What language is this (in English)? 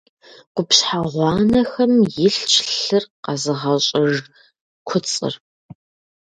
Kabardian